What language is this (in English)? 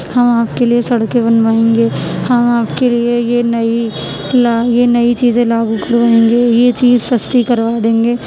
Urdu